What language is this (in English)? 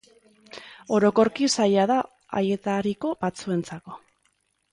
Basque